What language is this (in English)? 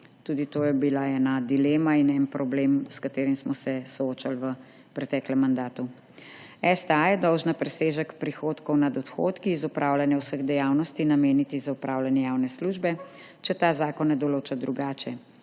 Slovenian